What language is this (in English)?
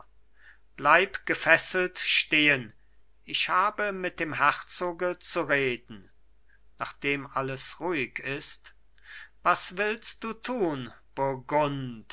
German